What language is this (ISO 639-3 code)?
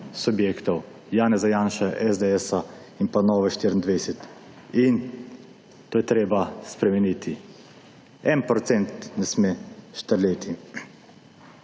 slv